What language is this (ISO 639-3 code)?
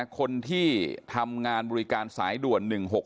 tha